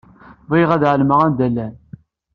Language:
Kabyle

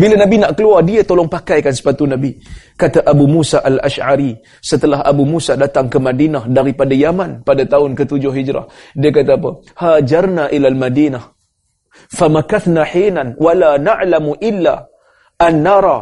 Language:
Malay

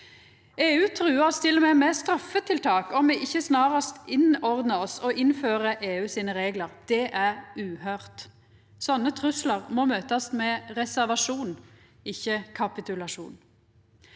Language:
Norwegian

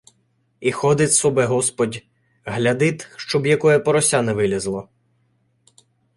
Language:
Ukrainian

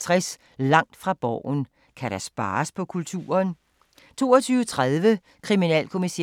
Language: Danish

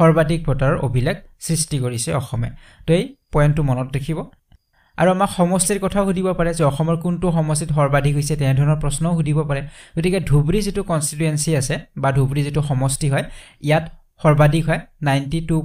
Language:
Bangla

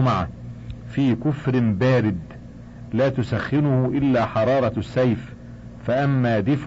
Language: Arabic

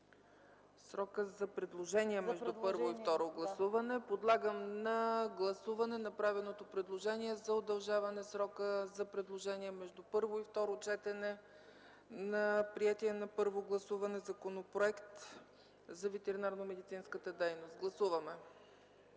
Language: Bulgarian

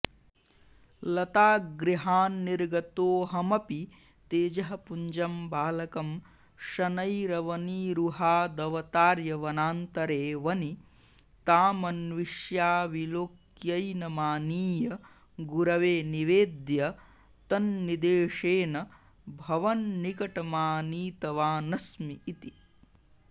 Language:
Sanskrit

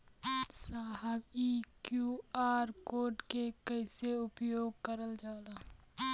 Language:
Bhojpuri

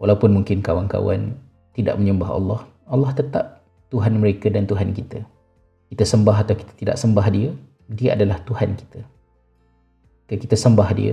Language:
Malay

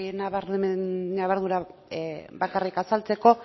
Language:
Basque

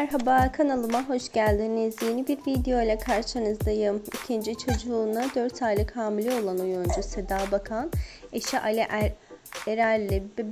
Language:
Turkish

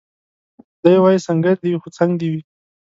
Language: Pashto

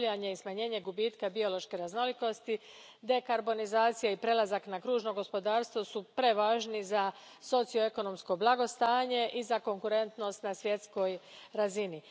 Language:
Croatian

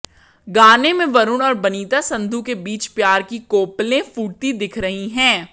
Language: Hindi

